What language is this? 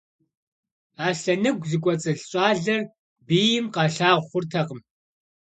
Kabardian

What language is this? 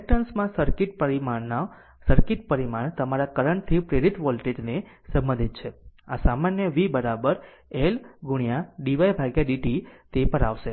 Gujarati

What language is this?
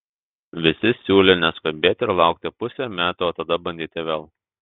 Lithuanian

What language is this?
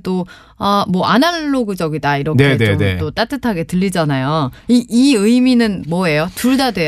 Korean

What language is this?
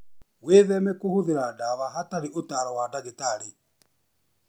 Kikuyu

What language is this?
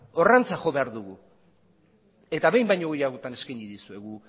Basque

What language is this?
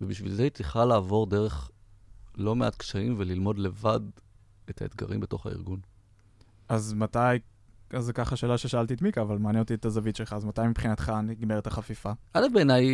Hebrew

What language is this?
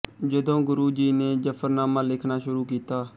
Punjabi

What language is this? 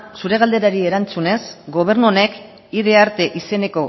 Basque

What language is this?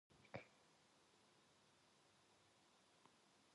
Korean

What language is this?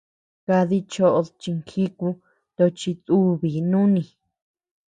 Tepeuxila Cuicatec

